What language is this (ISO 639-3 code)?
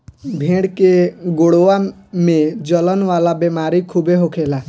bho